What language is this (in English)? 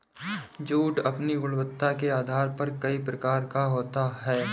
Hindi